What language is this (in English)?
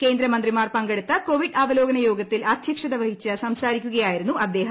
Malayalam